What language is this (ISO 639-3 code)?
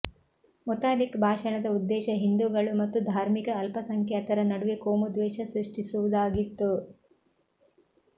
kan